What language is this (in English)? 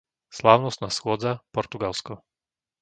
Slovak